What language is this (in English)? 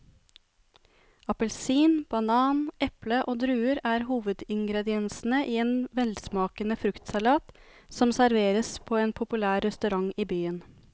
Norwegian